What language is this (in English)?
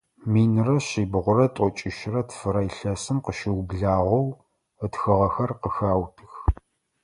Adyghe